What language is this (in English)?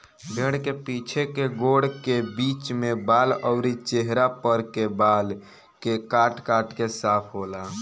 Bhojpuri